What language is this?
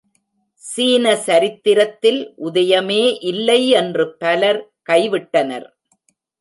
Tamil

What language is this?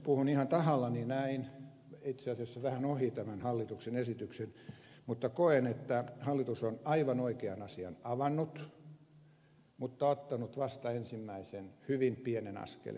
Finnish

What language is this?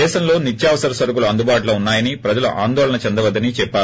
Telugu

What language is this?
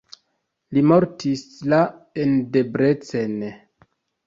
Esperanto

